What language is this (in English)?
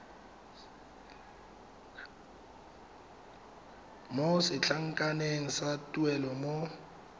Tswana